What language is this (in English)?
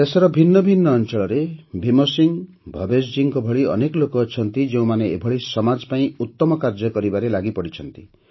Odia